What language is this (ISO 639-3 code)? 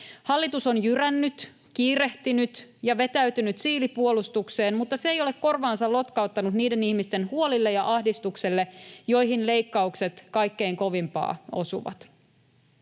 fin